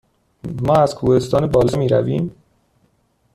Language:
Persian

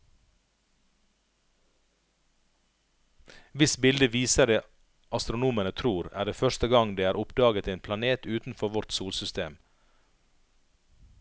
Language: Norwegian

